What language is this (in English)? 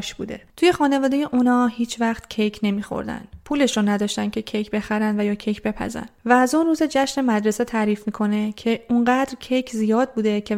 Persian